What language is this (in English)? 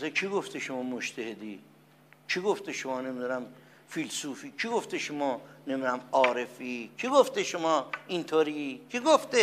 Persian